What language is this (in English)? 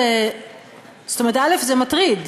Hebrew